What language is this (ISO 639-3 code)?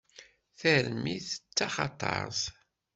kab